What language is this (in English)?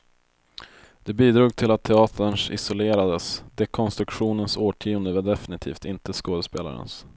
Swedish